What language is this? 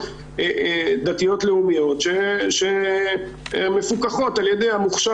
Hebrew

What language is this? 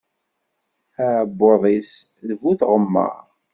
Kabyle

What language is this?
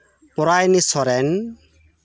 Santali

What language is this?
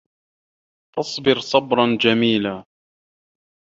Arabic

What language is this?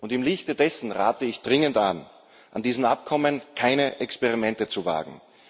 German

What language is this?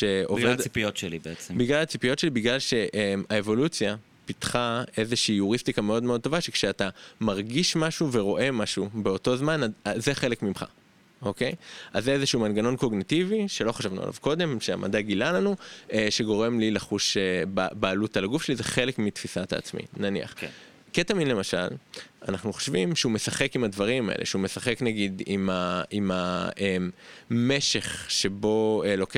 Hebrew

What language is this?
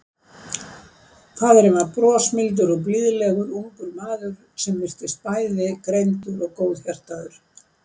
Icelandic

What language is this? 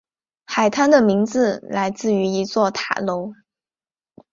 Chinese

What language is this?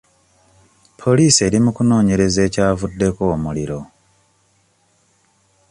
Ganda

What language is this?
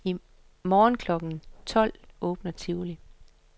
Danish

